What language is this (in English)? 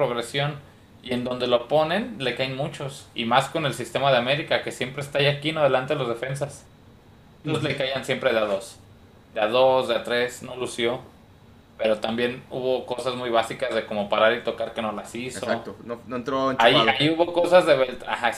Spanish